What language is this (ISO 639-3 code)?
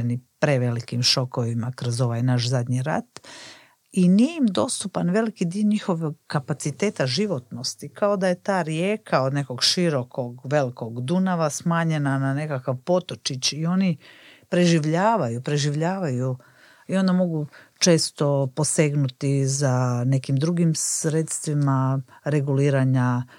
hrv